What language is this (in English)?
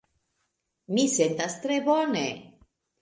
Esperanto